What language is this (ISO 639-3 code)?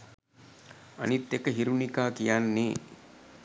sin